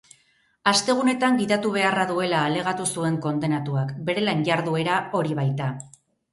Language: Basque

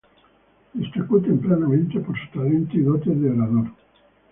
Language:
Spanish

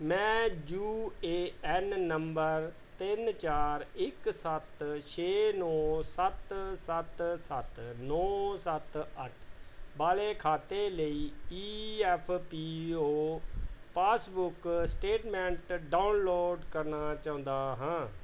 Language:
Punjabi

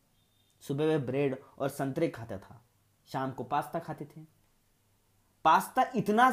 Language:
Hindi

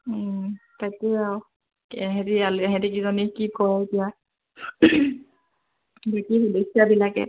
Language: Assamese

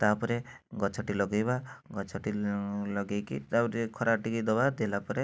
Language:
Odia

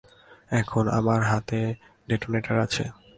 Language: Bangla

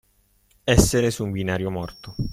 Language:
Italian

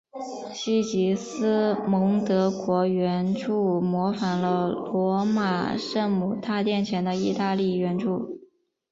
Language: Chinese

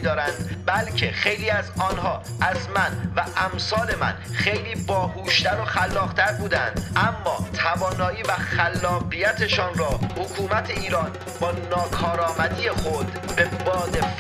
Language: Persian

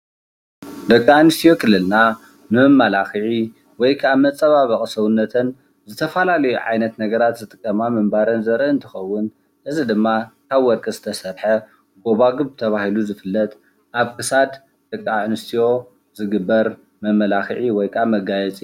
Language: Tigrinya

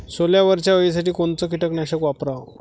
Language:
Marathi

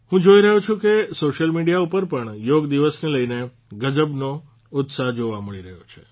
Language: Gujarati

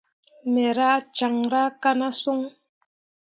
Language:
Mundang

